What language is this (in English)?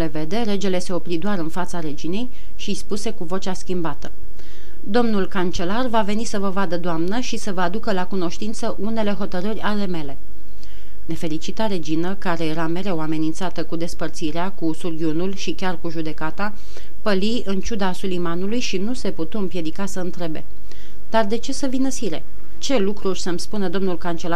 Romanian